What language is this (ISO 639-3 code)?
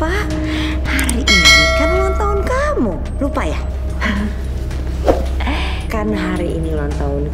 ind